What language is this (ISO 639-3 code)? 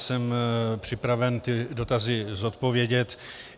ces